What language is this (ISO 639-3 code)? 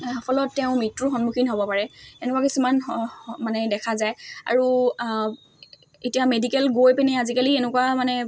asm